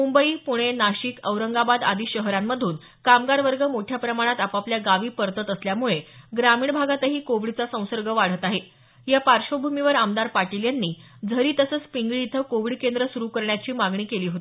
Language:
Marathi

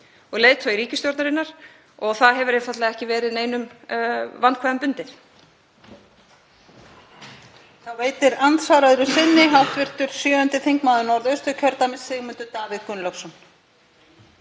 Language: Icelandic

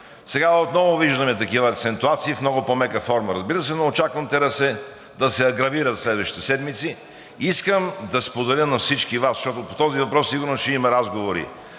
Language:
Bulgarian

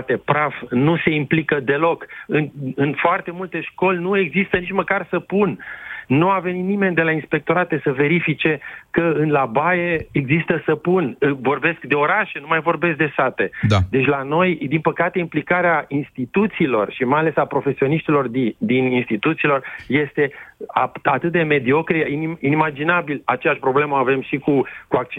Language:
Romanian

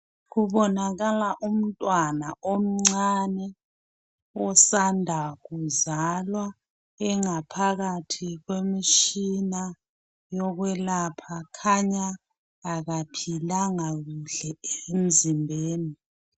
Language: North Ndebele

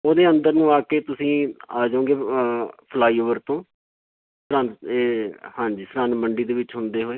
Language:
Punjabi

